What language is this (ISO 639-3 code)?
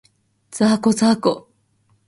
jpn